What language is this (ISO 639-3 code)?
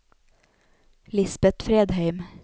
nor